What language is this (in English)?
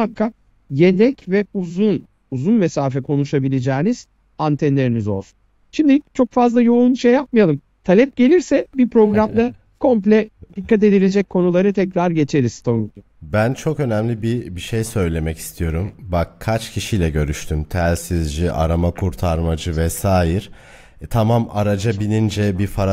Turkish